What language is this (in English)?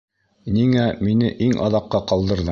Bashkir